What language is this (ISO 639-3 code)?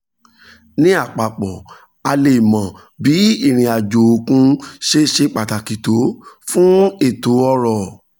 yor